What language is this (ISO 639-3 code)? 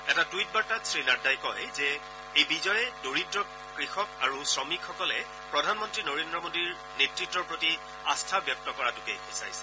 asm